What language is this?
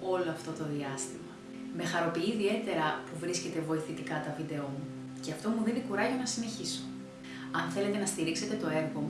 Greek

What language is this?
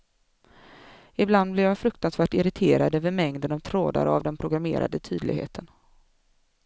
Swedish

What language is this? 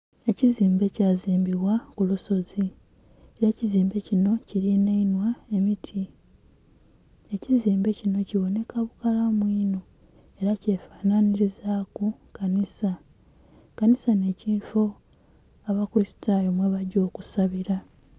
Soga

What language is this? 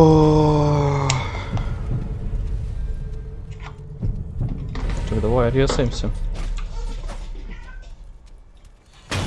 Russian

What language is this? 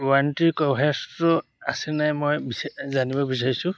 Assamese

